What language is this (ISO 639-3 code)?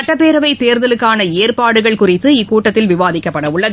tam